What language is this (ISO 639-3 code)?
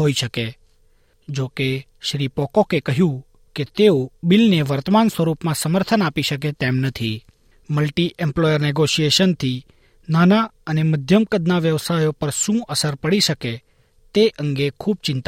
guj